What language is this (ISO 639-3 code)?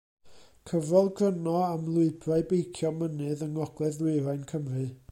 cym